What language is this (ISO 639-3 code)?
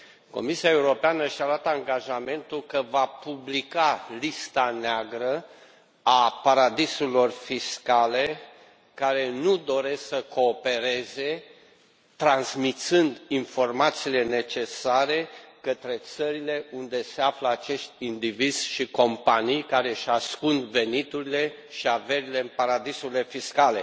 ron